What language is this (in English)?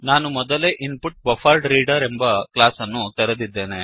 Kannada